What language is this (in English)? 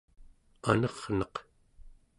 Central Yupik